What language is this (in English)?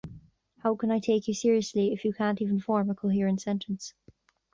English